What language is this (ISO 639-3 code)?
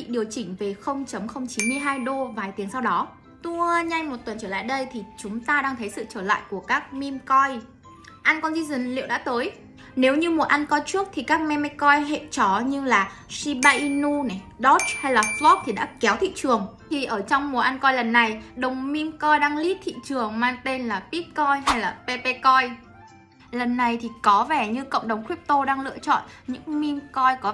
vie